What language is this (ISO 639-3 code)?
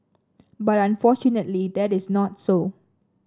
eng